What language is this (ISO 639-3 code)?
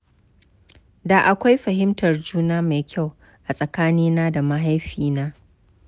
hau